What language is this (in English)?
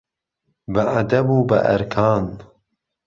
Central Kurdish